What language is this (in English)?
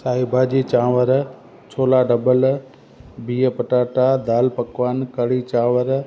Sindhi